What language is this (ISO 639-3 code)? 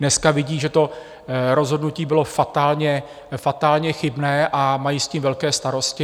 ces